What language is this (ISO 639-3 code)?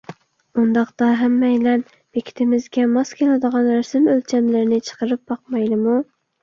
uig